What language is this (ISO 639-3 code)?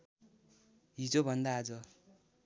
nep